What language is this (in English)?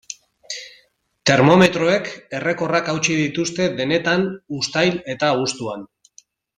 Basque